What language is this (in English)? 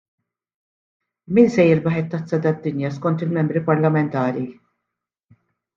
Maltese